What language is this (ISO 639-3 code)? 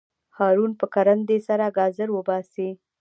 pus